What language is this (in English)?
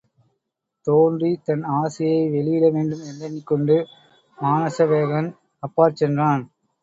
Tamil